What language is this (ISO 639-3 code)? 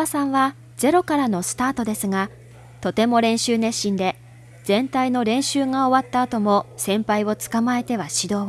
jpn